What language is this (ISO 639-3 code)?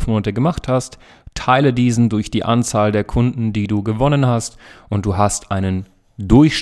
deu